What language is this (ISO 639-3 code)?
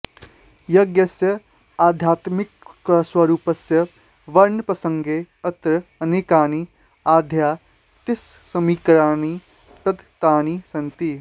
san